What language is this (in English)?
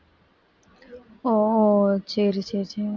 Tamil